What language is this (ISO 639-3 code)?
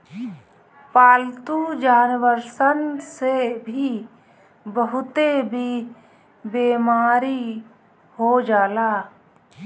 bho